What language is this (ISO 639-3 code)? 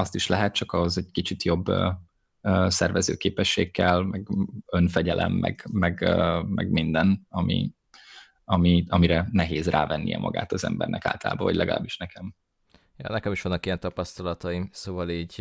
hun